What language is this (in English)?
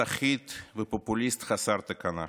Hebrew